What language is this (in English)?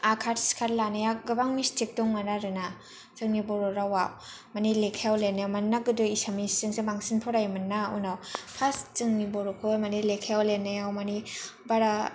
Bodo